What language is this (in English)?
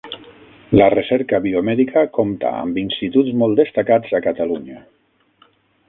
Catalan